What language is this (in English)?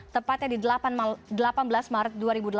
Indonesian